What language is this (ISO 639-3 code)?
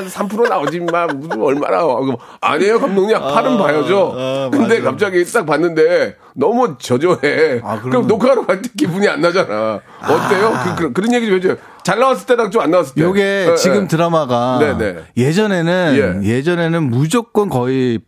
kor